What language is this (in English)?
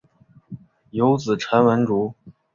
Chinese